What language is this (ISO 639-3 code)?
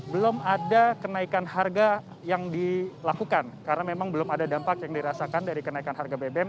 ind